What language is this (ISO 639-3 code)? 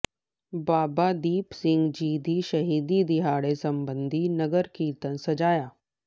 pan